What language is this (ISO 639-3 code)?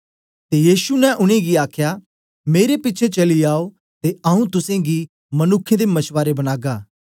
doi